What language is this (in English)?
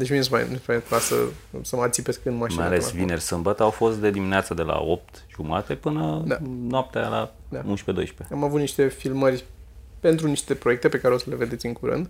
Romanian